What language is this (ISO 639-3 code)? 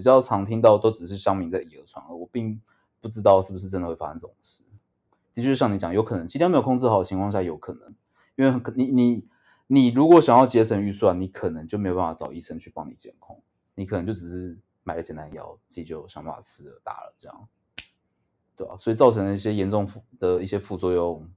zho